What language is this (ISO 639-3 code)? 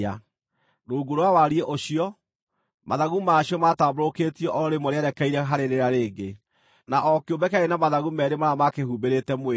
kik